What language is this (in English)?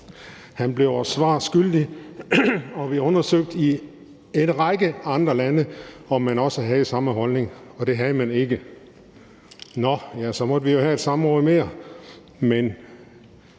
Danish